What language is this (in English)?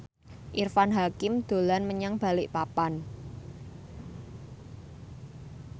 Javanese